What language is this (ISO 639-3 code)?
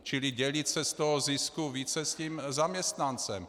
ces